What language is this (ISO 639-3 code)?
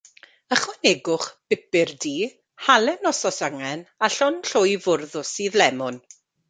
cym